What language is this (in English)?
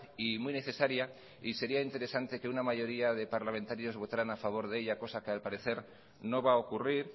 Spanish